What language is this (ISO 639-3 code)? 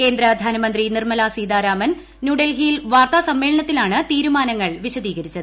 mal